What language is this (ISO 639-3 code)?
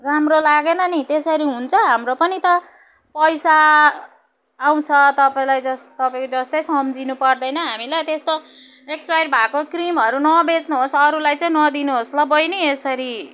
nep